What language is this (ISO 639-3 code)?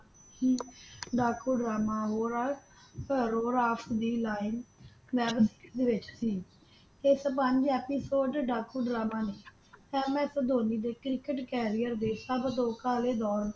pan